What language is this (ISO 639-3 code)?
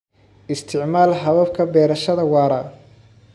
som